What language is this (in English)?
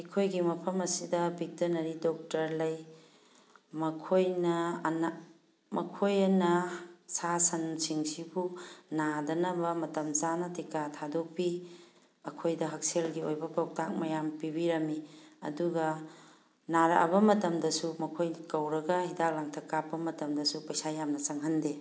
Manipuri